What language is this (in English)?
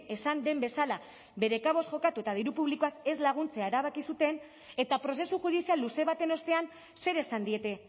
Basque